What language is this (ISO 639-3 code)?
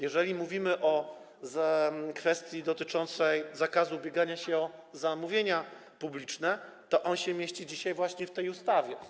pol